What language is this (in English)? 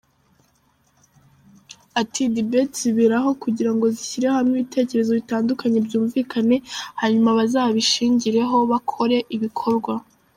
Kinyarwanda